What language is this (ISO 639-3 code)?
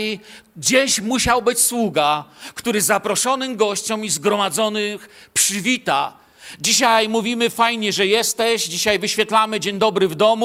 pol